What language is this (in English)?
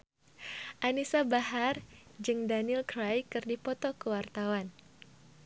Sundanese